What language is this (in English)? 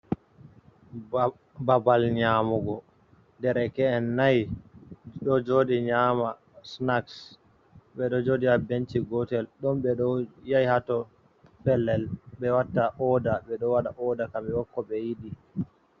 Fula